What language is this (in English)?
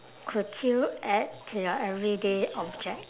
English